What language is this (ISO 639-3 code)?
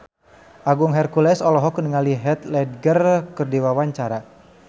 sun